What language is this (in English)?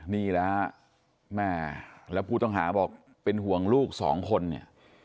Thai